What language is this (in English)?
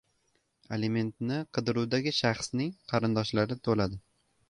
Uzbek